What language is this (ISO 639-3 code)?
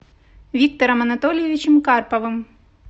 rus